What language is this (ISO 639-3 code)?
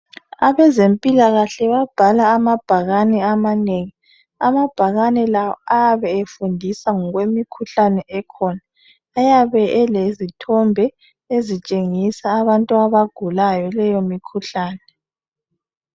nde